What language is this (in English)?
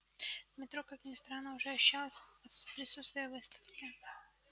Russian